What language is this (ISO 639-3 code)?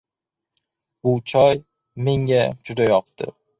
uzb